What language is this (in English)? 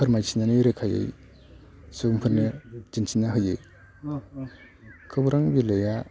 Bodo